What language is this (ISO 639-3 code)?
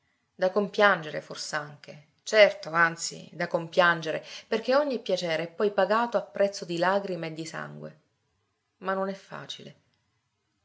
ita